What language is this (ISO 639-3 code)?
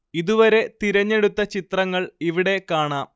mal